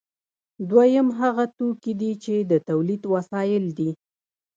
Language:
Pashto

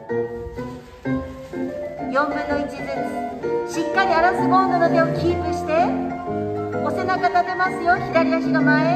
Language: Japanese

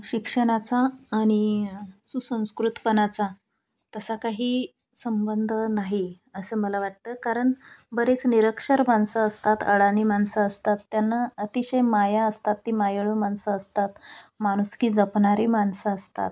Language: Marathi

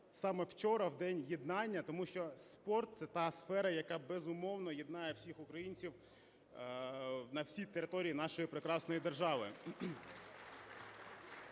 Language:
Ukrainian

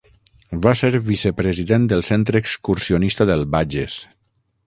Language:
Catalan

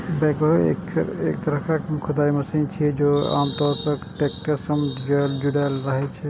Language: Maithili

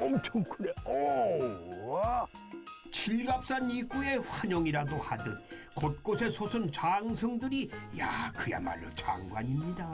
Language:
Korean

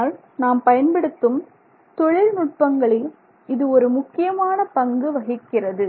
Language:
Tamil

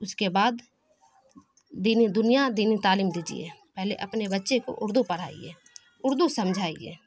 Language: Urdu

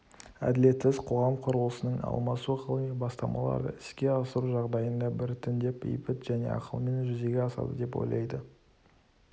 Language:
Kazakh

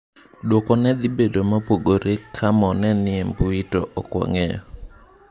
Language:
Luo (Kenya and Tanzania)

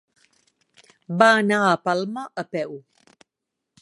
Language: Catalan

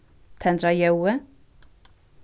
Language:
Faroese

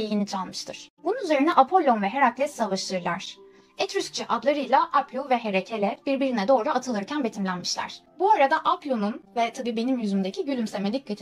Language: Turkish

